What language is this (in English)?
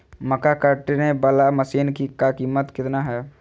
Magahi